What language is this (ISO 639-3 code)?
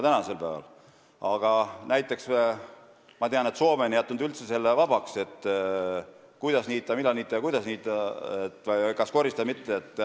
est